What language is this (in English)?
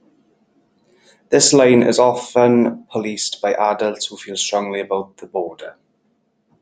English